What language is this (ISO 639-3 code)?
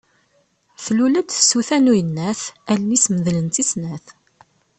kab